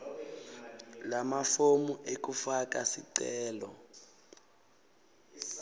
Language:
Swati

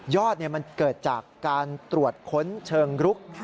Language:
Thai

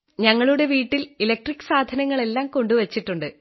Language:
Malayalam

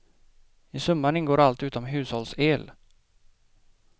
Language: Swedish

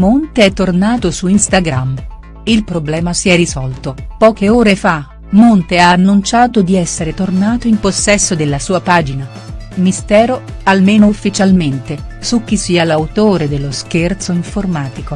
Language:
Italian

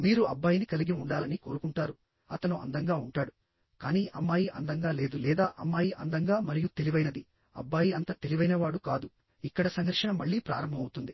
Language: Telugu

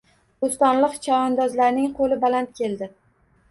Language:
Uzbek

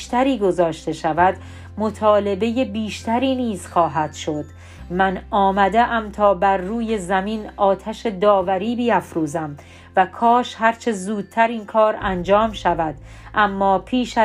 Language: Persian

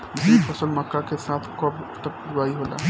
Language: Bhojpuri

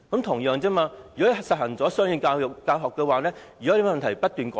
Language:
Cantonese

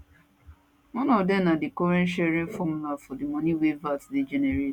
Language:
Nigerian Pidgin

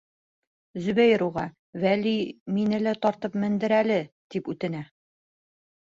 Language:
Bashkir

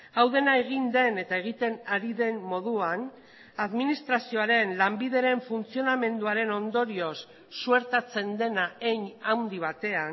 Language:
Basque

